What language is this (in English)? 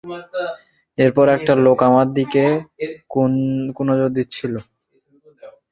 Bangla